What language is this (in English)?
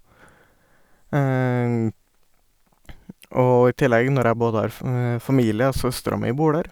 Norwegian